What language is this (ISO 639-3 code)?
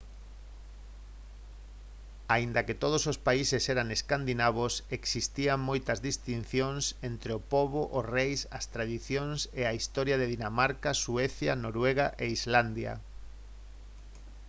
glg